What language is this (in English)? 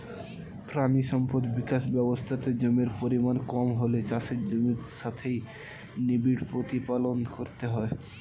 Bangla